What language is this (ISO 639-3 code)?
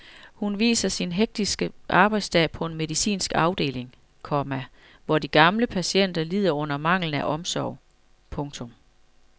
dan